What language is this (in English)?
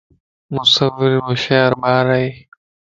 Lasi